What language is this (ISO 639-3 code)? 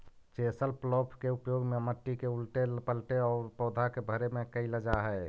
mag